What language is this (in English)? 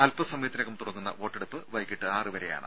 Malayalam